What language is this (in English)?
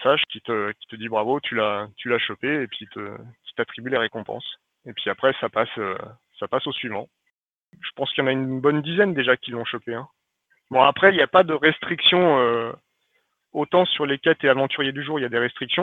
French